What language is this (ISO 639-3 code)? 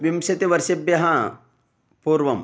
san